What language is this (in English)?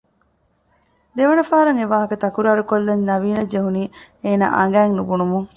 Divehi